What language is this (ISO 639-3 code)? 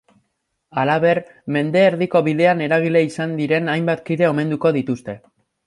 eus